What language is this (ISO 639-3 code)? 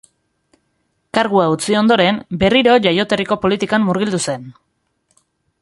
eus